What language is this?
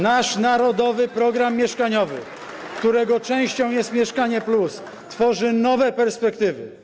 Polish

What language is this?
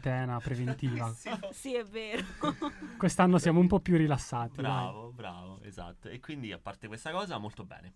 Italian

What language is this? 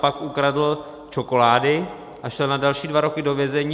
Czech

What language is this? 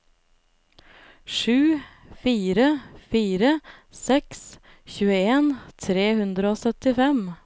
Norwegian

